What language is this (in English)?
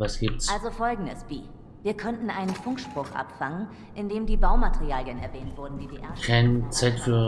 German